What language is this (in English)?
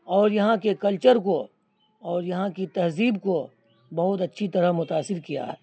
Urdu